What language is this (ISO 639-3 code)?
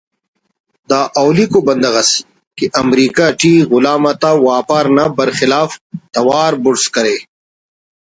brh